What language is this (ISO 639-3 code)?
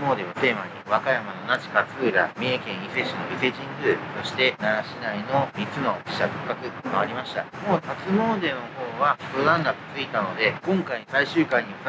jpn